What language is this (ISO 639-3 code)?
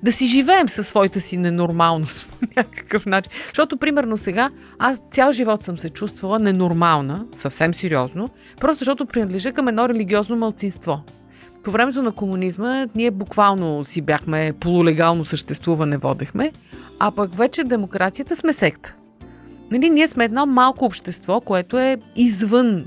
bul